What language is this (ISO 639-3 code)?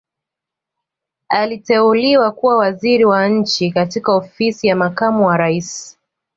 swa